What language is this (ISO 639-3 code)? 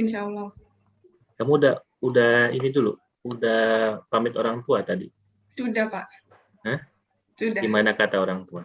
ind